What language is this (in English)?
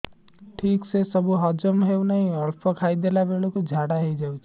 Odia